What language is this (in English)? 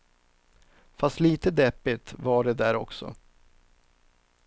Swedish